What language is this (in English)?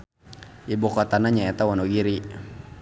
Sundanese